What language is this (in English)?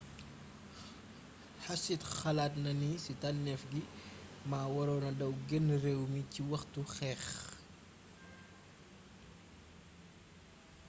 Wolof